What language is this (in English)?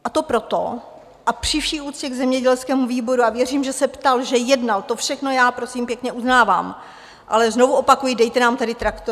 Czech